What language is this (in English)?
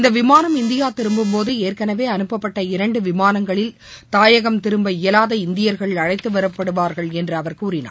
Tamil